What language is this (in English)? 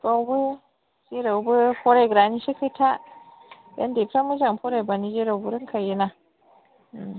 Bodo